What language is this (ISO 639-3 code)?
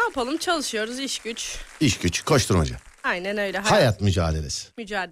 tur